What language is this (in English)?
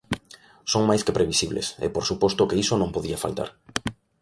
Galician